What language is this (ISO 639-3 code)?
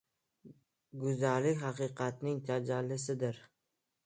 uzb